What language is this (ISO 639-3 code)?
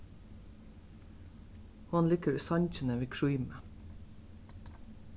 fao